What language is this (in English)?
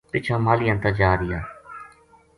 Gujari